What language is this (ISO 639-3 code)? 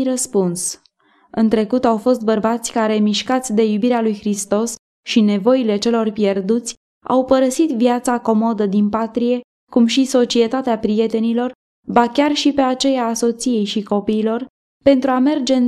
ron